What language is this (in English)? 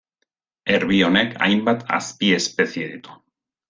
Basque